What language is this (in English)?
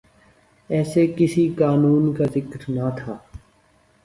Urdu